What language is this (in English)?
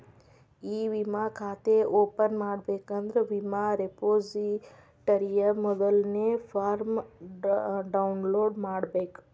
Kannada